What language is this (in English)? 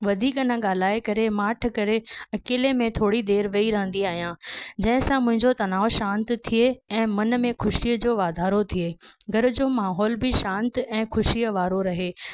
Sindhi